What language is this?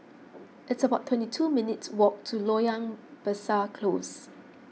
English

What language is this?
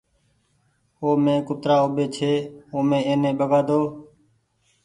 Goaria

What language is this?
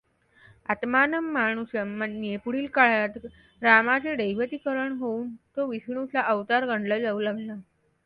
Marathi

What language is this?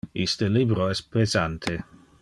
Interlingua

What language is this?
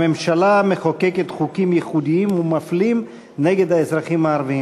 Hebrew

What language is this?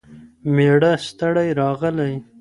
Pashto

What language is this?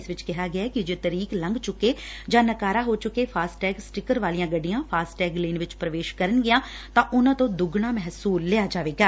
Punjabi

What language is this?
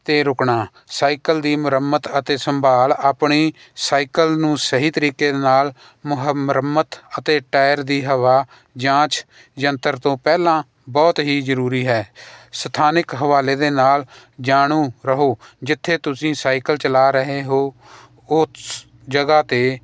Punjabi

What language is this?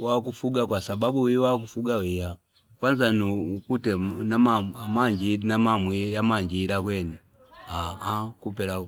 Fipa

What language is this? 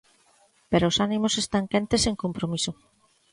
Galician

